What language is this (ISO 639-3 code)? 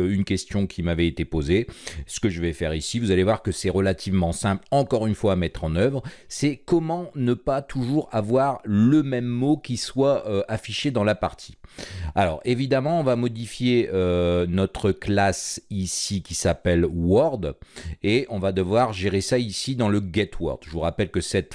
fra